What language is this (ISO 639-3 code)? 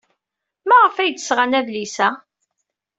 kab